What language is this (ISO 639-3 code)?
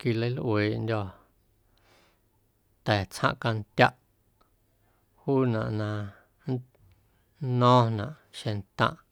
amu